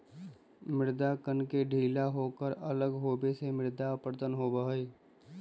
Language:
Magahi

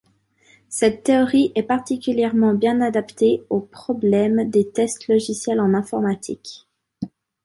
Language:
French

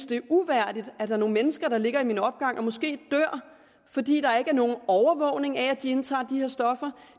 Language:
Danish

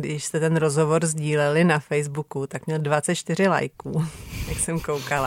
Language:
Czech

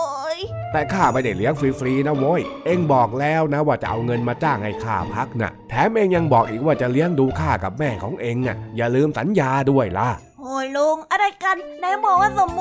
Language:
Thai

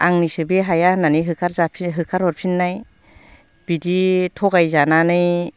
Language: Bodo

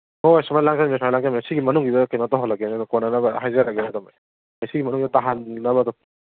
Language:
Manipuri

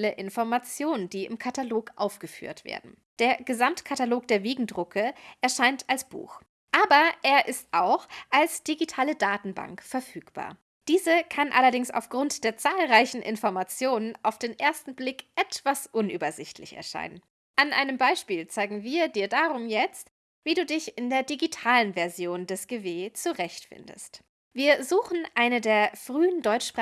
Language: German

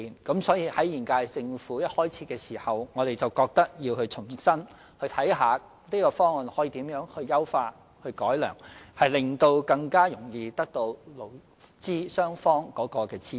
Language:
Cantonese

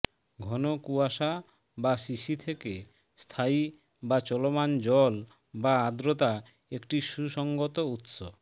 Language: Bangla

